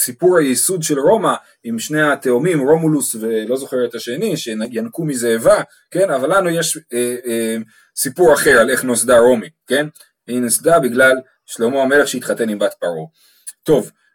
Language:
Hebrew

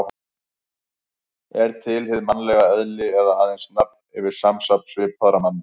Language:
Icelandic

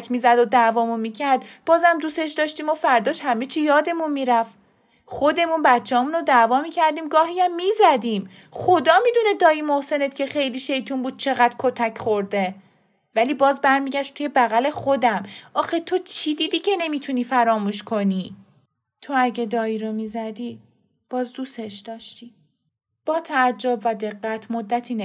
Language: Persian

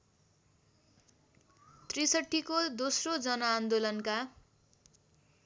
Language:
Nepali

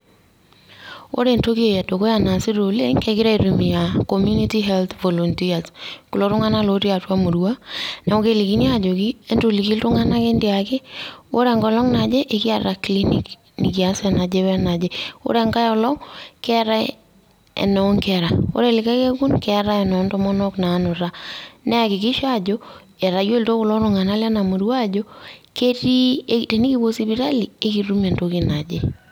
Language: Masai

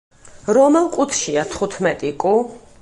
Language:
Georgian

